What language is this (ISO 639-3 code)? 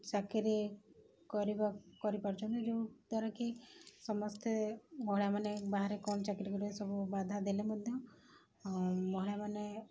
ori